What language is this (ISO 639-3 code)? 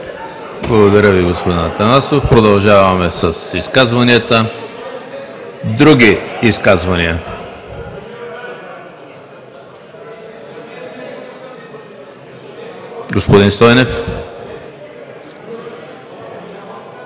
bul